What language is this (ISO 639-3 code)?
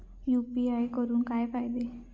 mar